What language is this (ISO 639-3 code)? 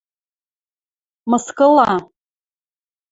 mrj